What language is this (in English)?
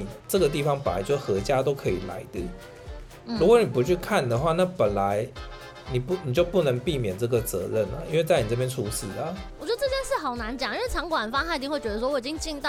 Chinese